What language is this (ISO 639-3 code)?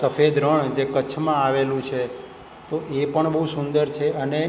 guj